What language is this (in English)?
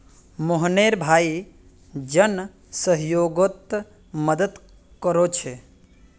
Magahi